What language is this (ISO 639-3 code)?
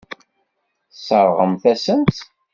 kab